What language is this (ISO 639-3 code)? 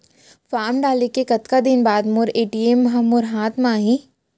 hne